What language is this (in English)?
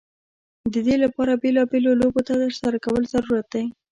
Pashto